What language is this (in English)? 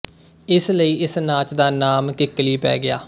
Punjabi